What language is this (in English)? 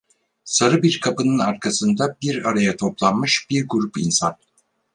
Turkish